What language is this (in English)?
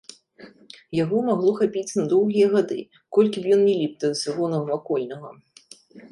Belarusian